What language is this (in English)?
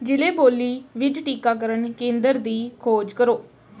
Punjabi